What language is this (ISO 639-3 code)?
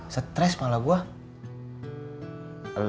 ind